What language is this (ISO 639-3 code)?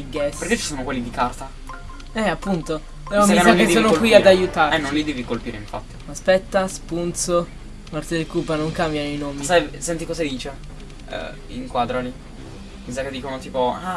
ita